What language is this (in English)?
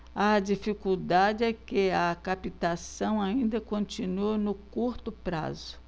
Portuguese